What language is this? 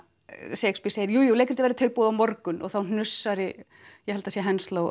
Icelandic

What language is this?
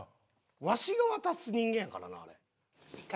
Japanese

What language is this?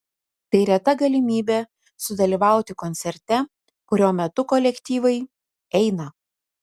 Lithuanian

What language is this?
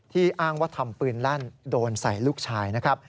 Thai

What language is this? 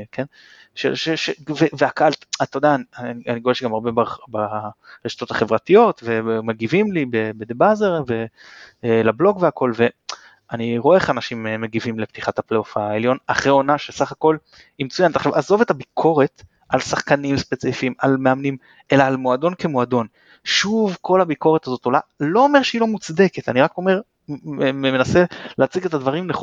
Hebrew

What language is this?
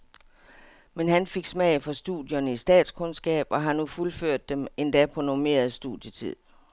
Danish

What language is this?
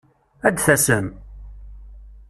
Kabyle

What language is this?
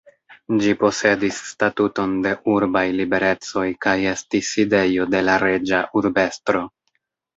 Esperanto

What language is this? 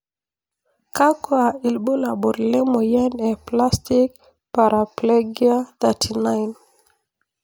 Masai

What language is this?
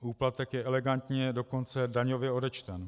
Czech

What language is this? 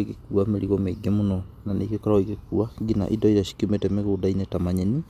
Kikuyu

